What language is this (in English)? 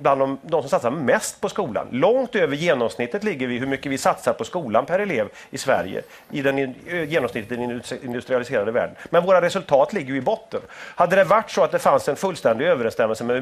Swedish